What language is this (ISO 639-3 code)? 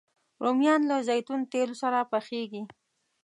pus